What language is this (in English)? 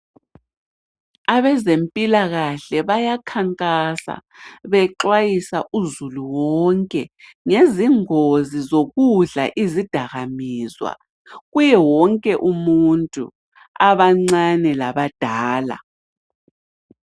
North Ndebele